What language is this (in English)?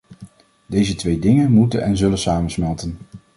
Dutch